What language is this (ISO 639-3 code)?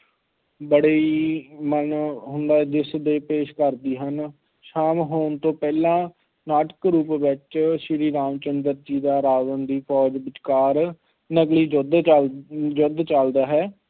pan